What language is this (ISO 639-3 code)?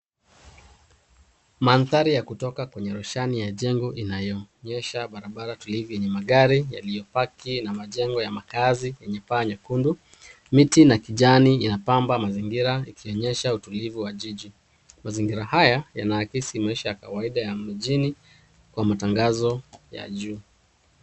swa